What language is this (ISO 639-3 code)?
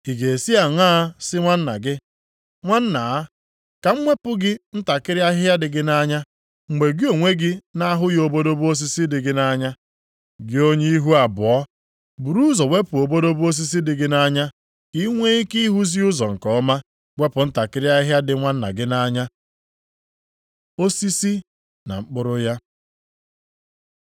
ibo